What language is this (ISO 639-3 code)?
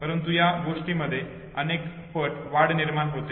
mar